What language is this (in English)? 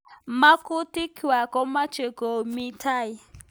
Kalenjin